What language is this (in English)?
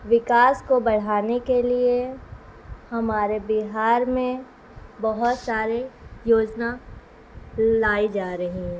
Urdu